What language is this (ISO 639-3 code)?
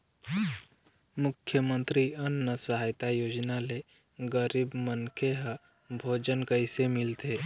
hne